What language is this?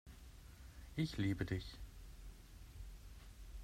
German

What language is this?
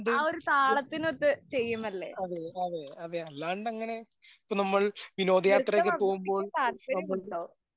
Malayalam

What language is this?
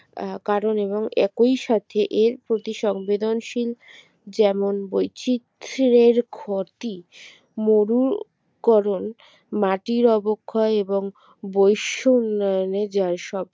Bangla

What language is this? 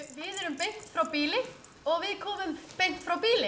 Icelandic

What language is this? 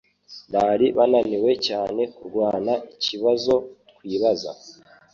Kinyarwanda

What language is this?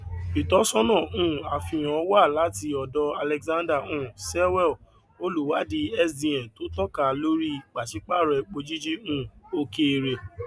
Yoruba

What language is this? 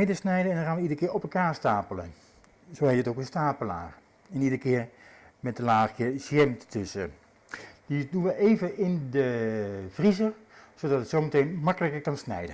Dutch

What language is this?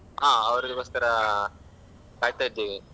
Kannada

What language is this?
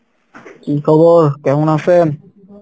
Bangla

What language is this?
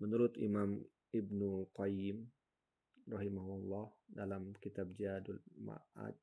Indonesian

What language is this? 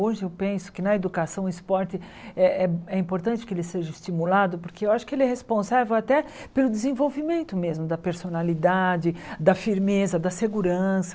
Portuguese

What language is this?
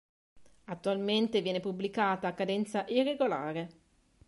Italian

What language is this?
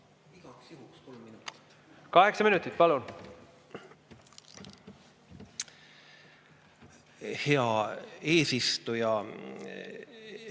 Estonian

